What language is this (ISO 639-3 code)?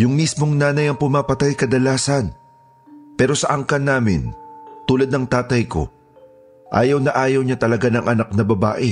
fil